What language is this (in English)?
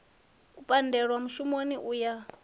Venda